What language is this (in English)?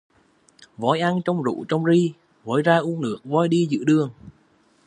Vietnamese